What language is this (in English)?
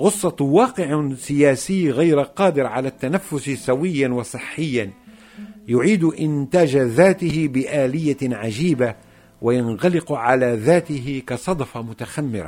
Arabic